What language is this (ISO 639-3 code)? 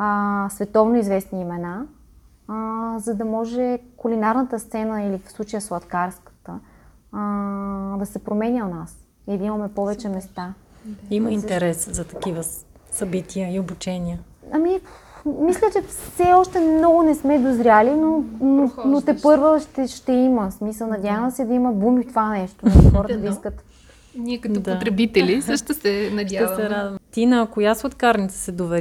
bul